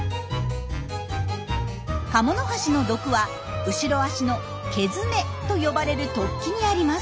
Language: Japanese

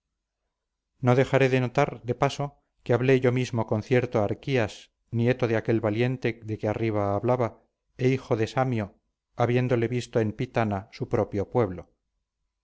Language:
Spanish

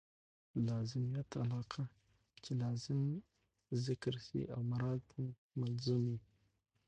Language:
Pashto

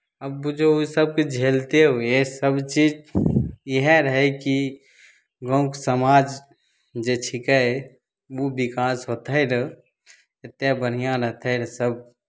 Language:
Maithili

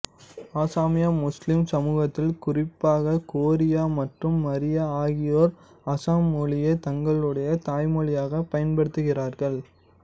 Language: Tamil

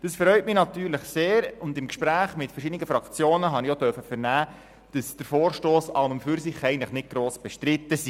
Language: Swiss German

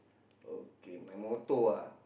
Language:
English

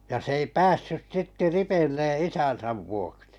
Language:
Finnish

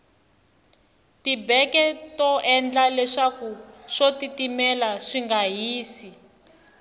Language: Tsonga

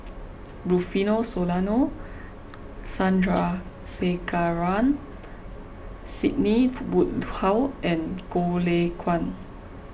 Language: English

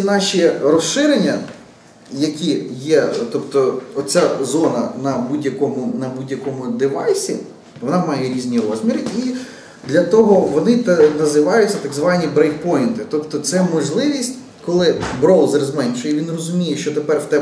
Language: Ukrainian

